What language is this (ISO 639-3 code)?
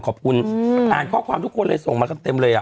tha